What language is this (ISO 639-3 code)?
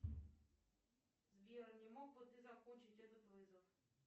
rus